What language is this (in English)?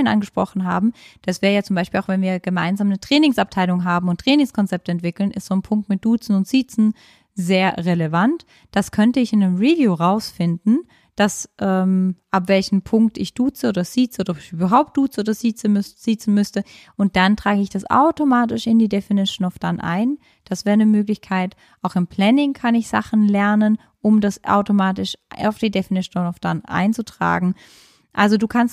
German